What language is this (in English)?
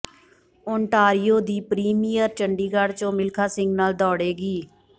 Punjabi